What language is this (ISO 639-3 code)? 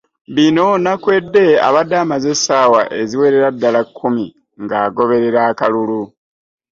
lug